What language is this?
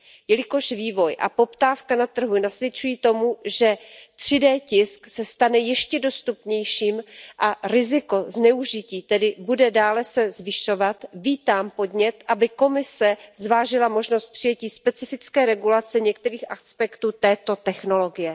Czech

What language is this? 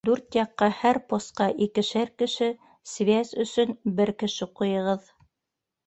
Bashkir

